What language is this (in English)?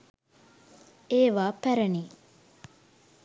Sinhala